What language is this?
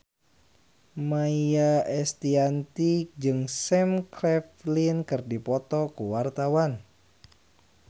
Sundanese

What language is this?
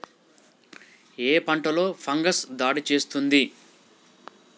Telugu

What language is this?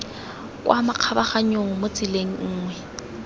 Tswana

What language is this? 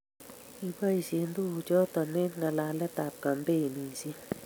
Kalenjin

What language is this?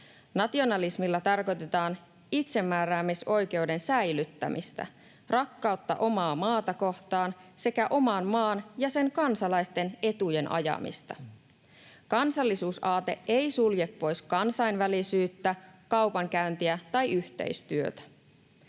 Finnish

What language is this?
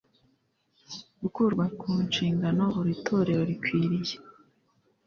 Kinyarwanda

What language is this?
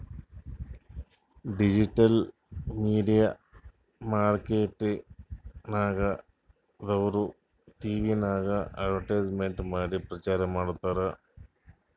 Kannada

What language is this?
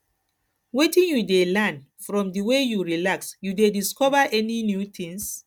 Nigerian Pidgin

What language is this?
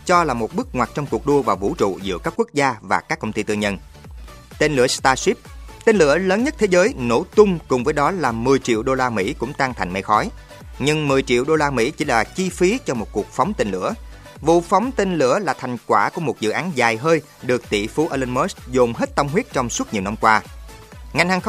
Vietnamese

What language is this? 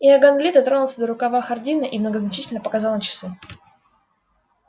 Russian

